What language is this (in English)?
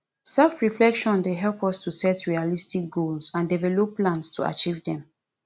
Nigerian Pidgin